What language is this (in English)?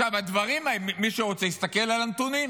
Hebrew